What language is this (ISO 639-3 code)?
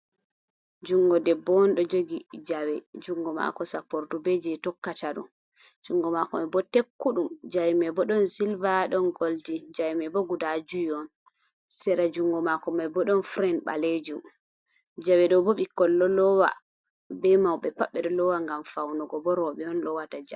ful